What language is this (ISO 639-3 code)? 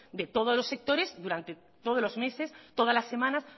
spa